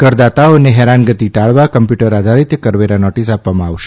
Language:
Gujarati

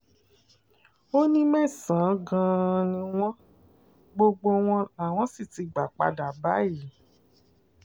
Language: Yoruba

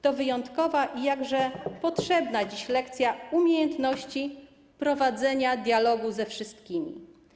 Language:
Polish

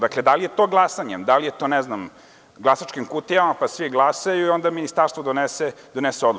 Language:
Serbian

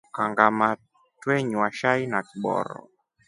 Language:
Rombo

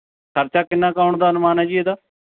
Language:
Punjabi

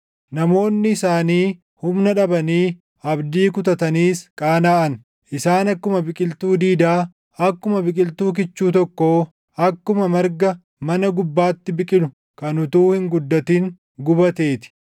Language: Oromo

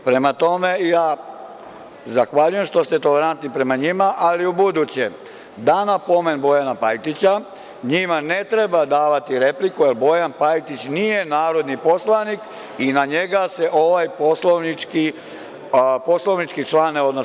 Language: Serbian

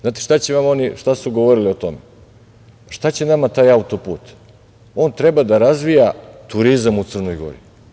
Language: Serbian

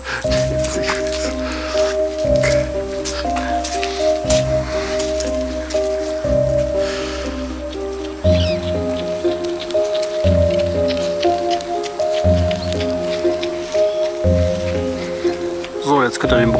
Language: German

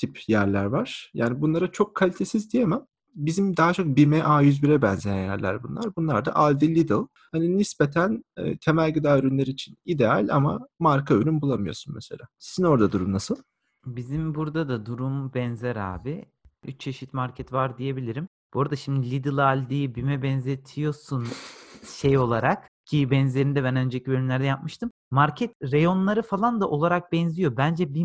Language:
Turkish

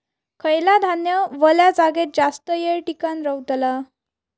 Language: Marathi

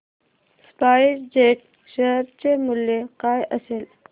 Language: Marathi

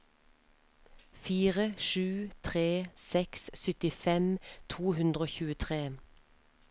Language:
Norwegian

